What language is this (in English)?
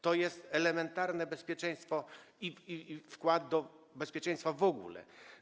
Polish